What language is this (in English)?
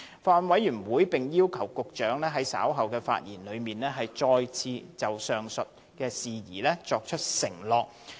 Cantonese